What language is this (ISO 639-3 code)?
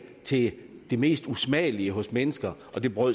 dan